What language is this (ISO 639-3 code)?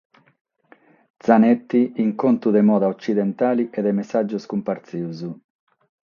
srd